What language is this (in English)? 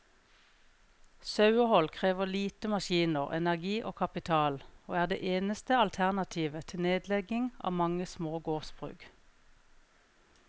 Norwegian